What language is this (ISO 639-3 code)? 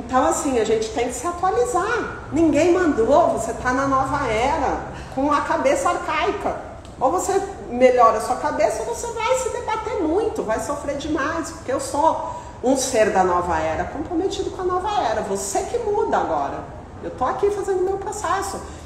por